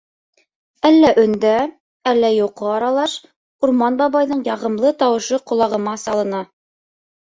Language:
Bashkir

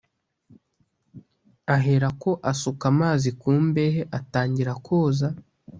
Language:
Kinyarwanda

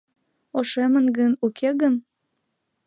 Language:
Mari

